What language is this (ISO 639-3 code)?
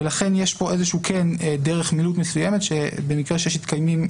heb